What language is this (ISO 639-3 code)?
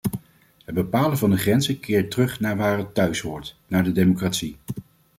nld